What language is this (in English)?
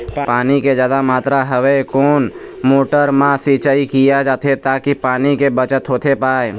Chhattisgarhi